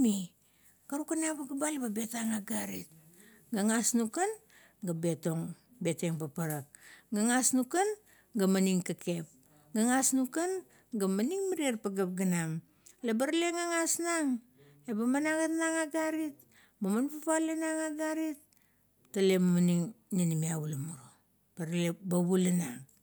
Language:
Kuot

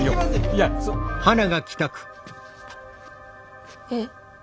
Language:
Japanese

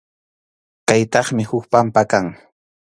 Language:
Arequipa-La Unión Quechua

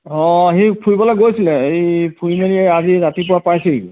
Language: Assamese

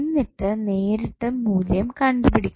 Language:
Malayalam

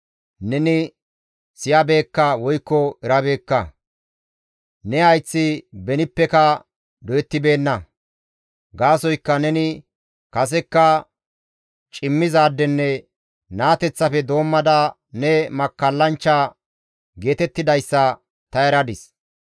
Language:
Gamo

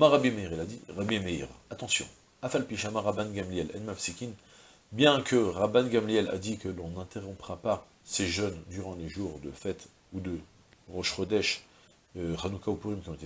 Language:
French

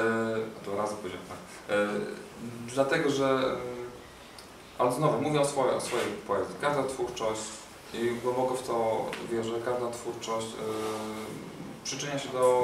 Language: Polish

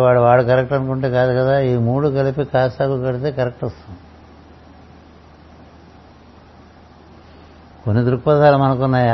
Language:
Telugu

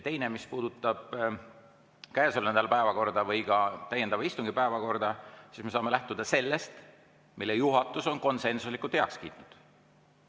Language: Estonian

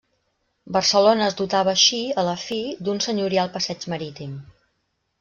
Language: Catalan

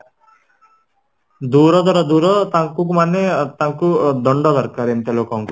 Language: Odia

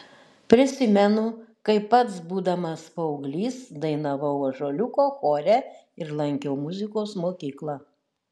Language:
Lithuanian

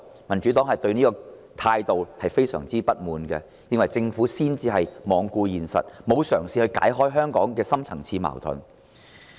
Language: Cantonese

